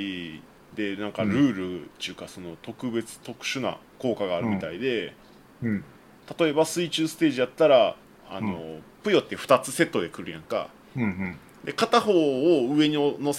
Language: Japanese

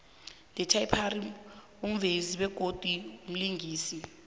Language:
South Ndebele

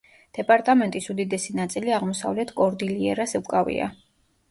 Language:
Georgian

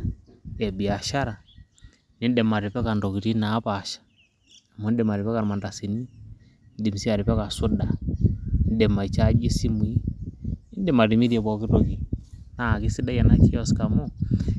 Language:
Masai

